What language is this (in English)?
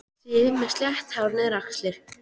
Icelandic